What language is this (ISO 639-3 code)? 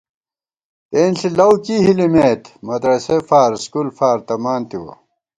gwt